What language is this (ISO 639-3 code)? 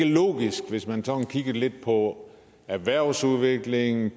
dan